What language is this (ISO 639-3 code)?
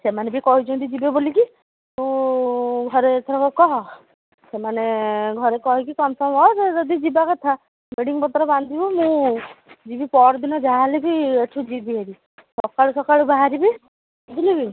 ori